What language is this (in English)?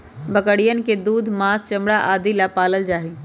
Magahi